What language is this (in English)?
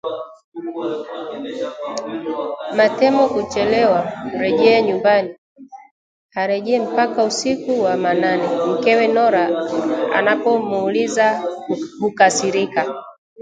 Swahili